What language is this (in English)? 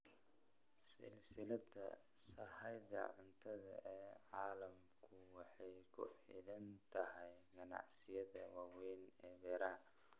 Somali